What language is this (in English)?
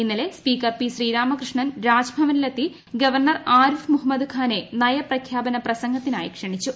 Malayalam